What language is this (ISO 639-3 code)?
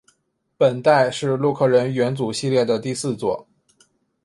zho